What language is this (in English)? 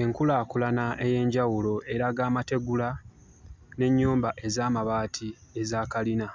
Ganda